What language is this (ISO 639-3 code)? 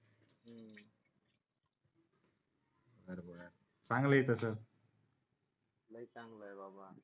mar